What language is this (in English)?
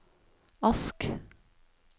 Norwegian